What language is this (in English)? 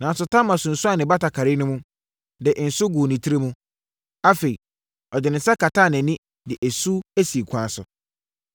Akan